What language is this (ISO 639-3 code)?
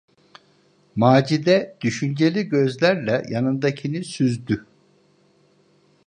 tur